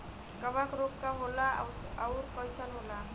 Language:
Bhojpuri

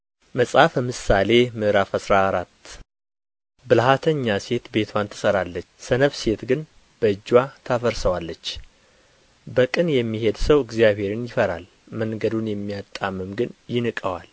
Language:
Amharic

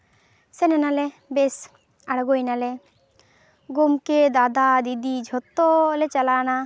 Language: Santali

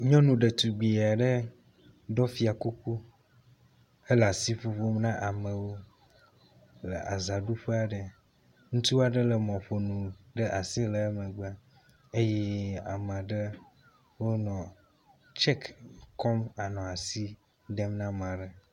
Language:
Ewe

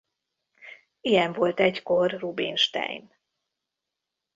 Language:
Hungarian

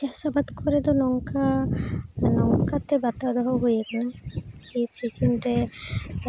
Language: Santali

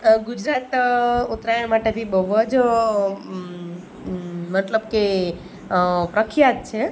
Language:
Gujarati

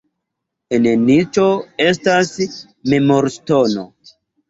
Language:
Esperanto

